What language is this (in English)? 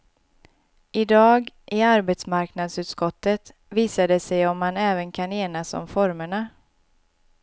Swedish